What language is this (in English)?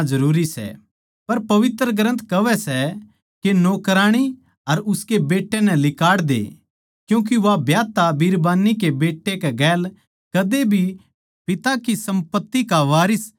Haryanvi